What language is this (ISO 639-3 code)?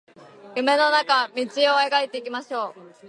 jpn